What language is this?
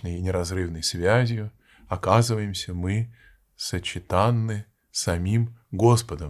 Russian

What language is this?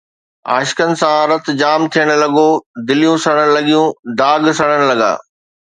Sindhi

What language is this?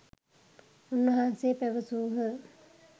Sinhala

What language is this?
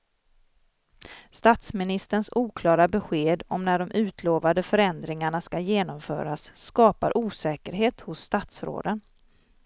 Swedish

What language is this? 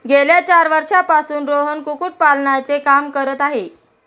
Marathi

